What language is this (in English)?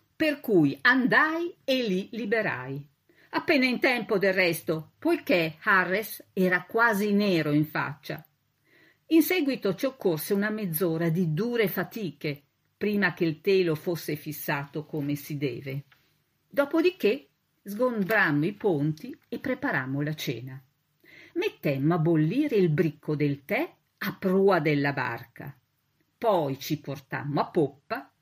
Italian